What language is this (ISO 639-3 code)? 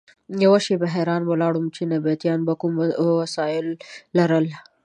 pus